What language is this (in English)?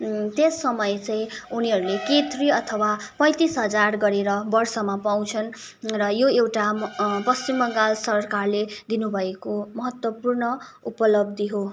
Nepali